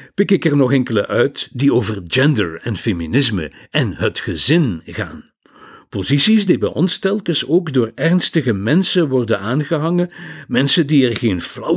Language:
Dutch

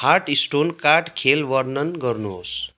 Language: Nepali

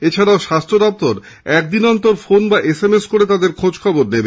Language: Bangla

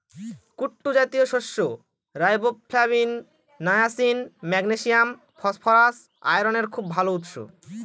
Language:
Bangla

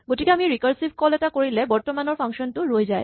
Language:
Assamese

